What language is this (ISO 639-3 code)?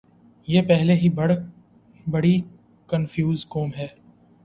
urd